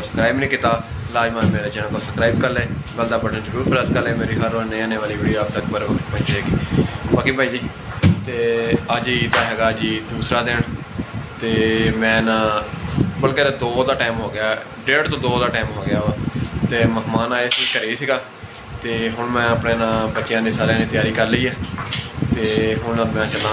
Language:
Punjabi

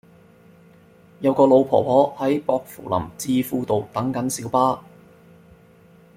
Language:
Cantonese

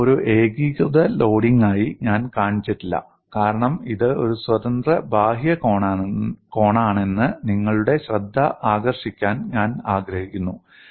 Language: Malayalam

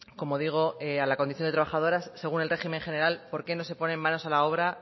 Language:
Spanish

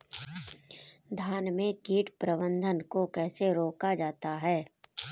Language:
Hindi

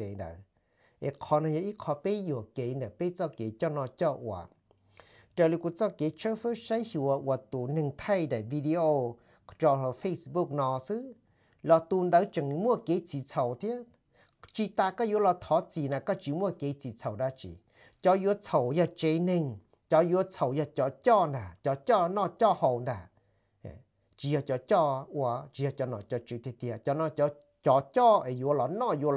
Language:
Thai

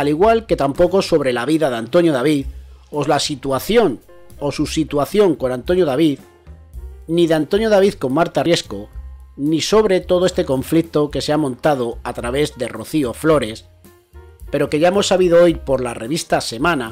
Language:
Spanish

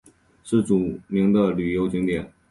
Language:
Chinese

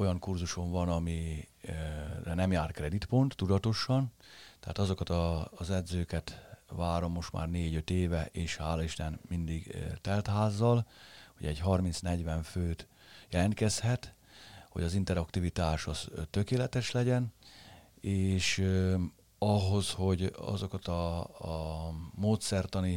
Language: Hungarian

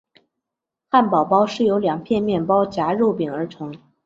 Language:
Chinese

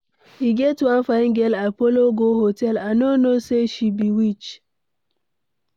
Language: Nigerian Pidgin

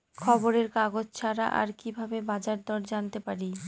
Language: Bangla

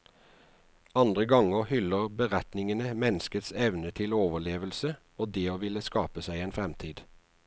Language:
Norwegian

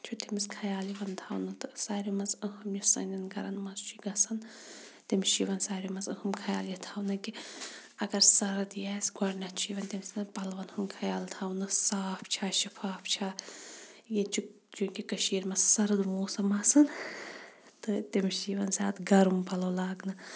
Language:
Kashmiri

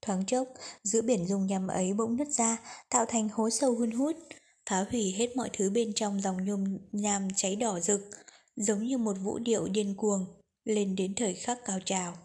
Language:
Vietnamese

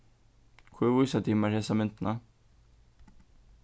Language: Faroese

